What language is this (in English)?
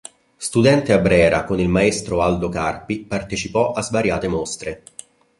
Italian